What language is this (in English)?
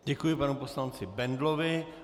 Czech